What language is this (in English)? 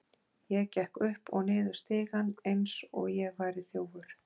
Icelandic